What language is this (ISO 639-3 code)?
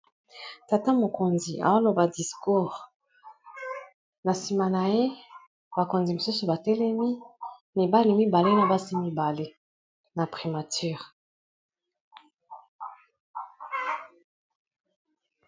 lin